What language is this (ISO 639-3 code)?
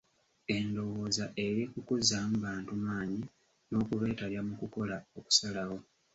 lug